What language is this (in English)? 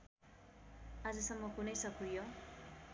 Nepali